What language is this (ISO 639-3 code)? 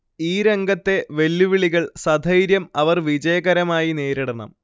mal